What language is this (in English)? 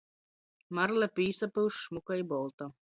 Latgalian